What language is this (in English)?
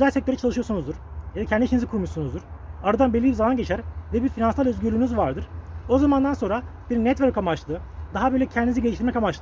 Turkish